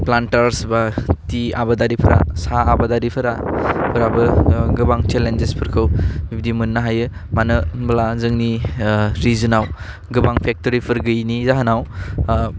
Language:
Bodo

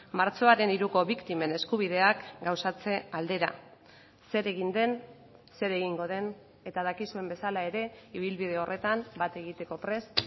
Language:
Basque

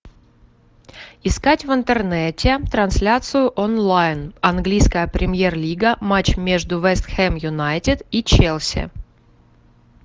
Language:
Russian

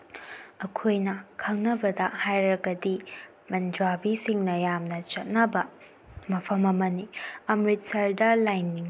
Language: Manipuri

